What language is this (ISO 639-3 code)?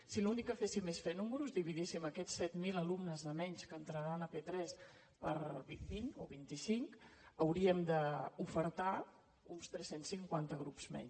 cat